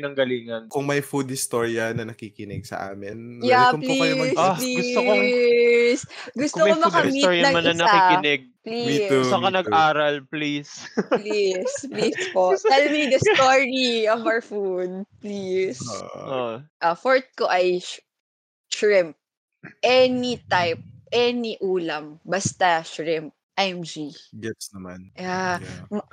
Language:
Filipino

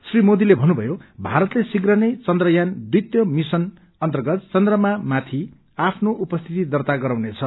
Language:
Nepali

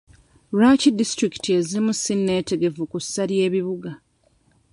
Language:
Ganda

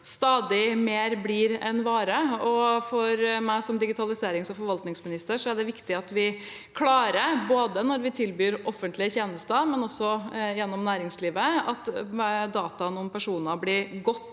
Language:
Norwegian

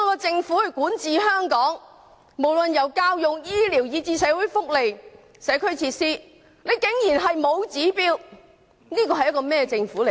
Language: Cantonese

